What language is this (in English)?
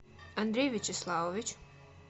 Russian